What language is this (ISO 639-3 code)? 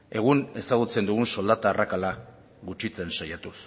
eus